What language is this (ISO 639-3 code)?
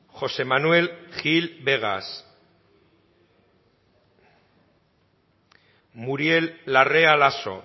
eus